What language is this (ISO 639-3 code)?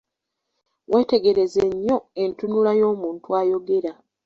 lug